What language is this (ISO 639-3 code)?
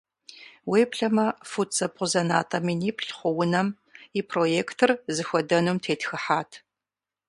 kbd